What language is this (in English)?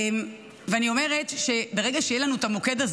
Hebrew